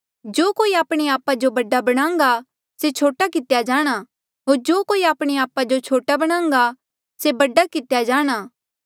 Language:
Mandeali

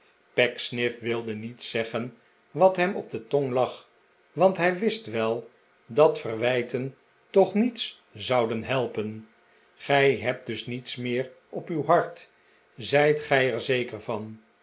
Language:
Dutch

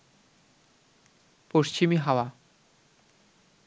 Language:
Bangla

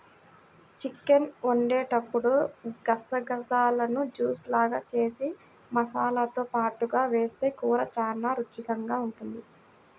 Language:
Telugu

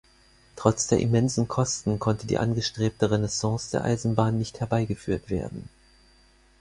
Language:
German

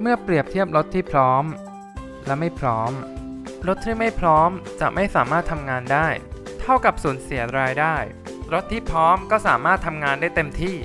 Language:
Thai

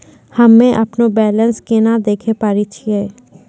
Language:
Maithili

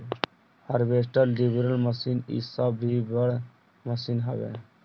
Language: Bhojpuri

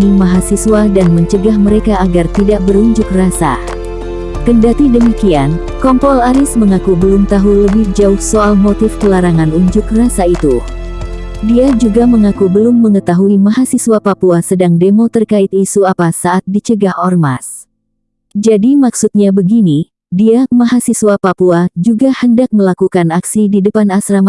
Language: Indonesian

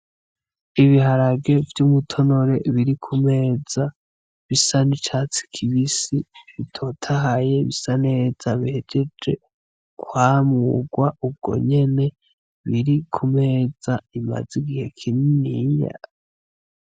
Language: Rundi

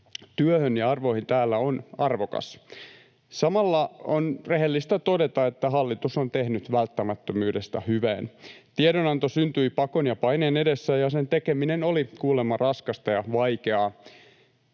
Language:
Finnish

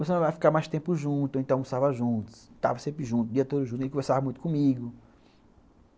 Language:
Portuguese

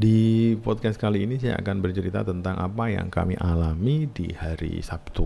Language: Indonesian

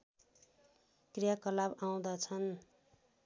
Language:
Nepali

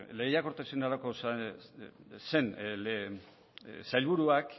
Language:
Basque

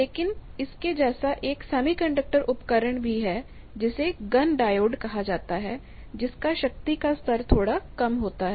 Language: Hindi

